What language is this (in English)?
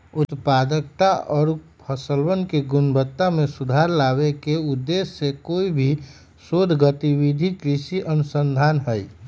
Magahi